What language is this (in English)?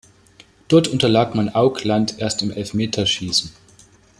German